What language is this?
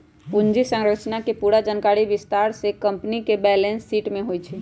Magahi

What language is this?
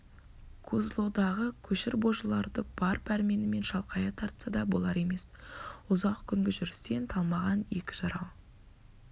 Kazakh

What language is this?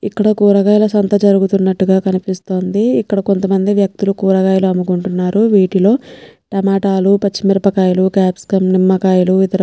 Telugu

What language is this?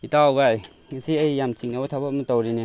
Manipuri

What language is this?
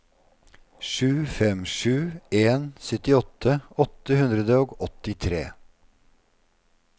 Norwegian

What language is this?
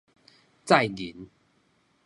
Min Nan Chinese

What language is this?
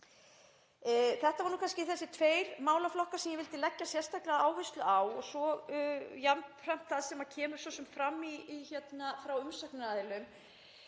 Icelandic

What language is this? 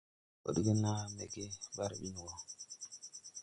Tupuri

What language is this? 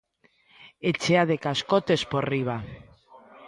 Galician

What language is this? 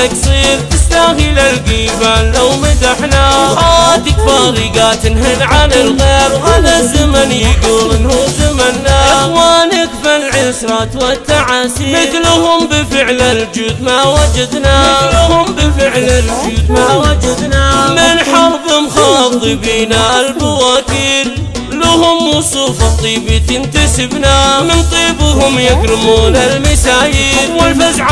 Arabic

